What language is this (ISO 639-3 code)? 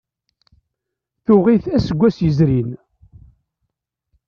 kab